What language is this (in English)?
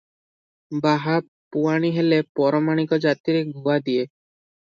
Odia